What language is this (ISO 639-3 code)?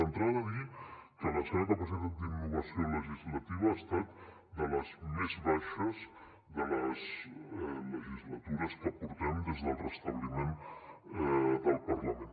cat